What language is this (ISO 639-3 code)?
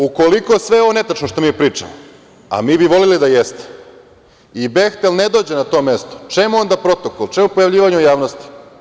srp